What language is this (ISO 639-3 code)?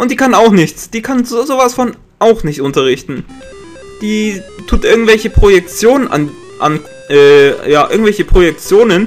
deu